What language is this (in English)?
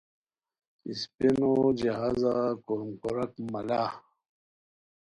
Khowar